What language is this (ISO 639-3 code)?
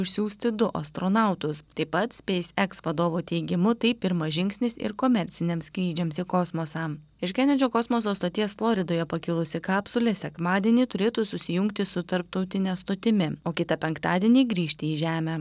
lit